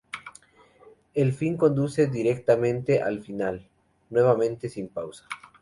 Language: Spanish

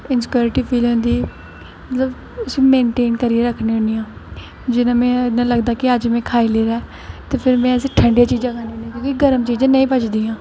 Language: Dogri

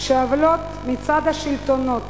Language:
Hebrew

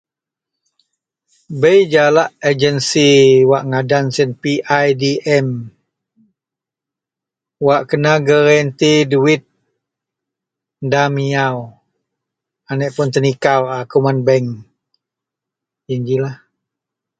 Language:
Central Melanau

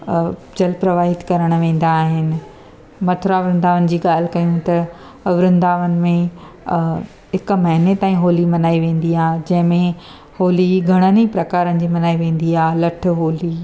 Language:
Sindhi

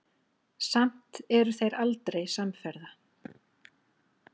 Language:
Icelandic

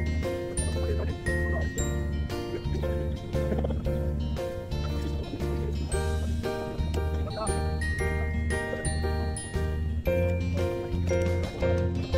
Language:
Korean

